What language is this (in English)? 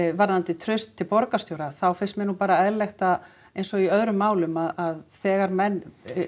Icelandic